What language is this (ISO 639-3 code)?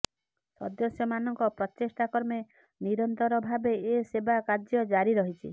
ori